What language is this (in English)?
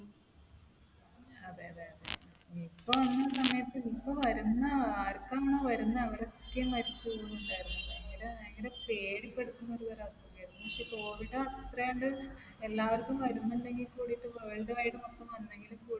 Malayalam